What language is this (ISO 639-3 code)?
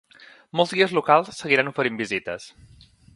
cat